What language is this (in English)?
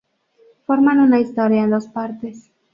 Spanish